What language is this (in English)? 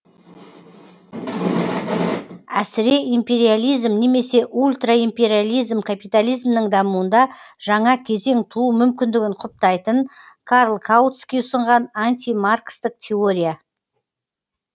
Kazakh